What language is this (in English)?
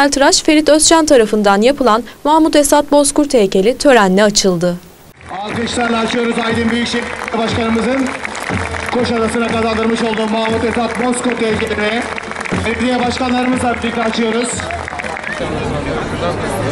Turkish